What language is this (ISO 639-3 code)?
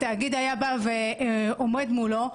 heb